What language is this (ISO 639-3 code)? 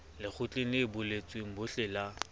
sot